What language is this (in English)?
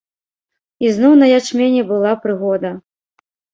Belarusian